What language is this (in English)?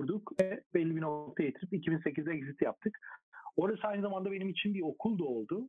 Turkish